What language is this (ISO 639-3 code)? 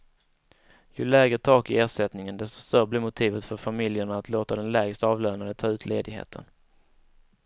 swe